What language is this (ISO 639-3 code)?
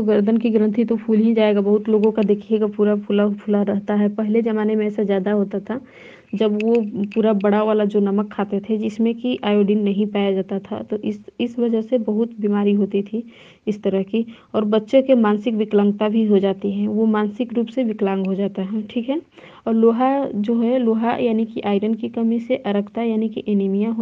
hin